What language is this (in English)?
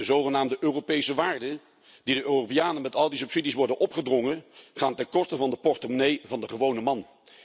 Dutch